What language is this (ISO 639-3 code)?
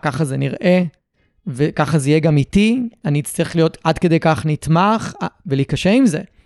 heb